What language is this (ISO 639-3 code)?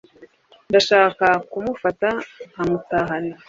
kin